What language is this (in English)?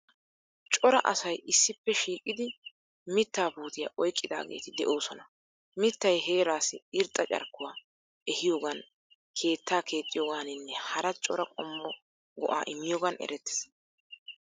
Wolaytta